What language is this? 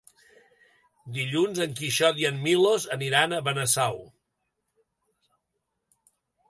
Catalan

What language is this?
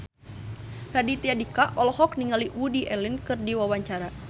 Sundanese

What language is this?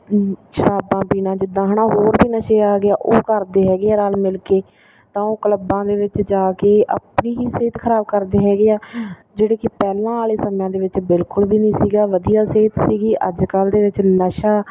Punjabi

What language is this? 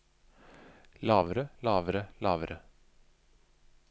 Norwegian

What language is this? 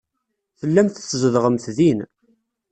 Kabyle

